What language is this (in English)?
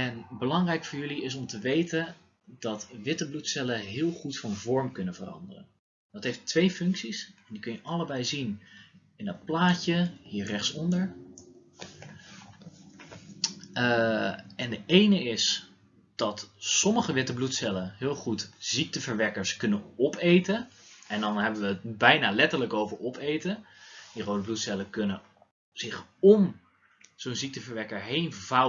Dutch